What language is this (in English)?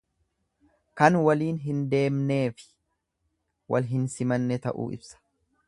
Oromo